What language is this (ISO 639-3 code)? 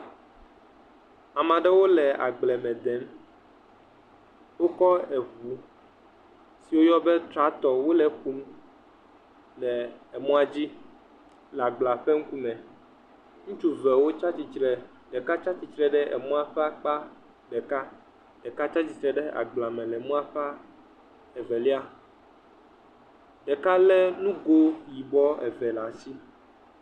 ewe